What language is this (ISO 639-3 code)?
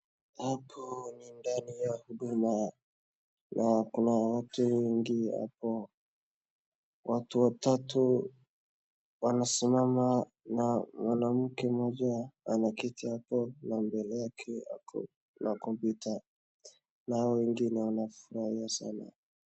swa